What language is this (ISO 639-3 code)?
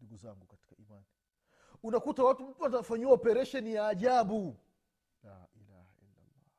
swa